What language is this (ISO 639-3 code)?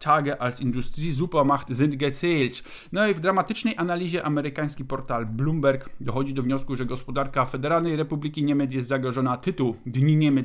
pol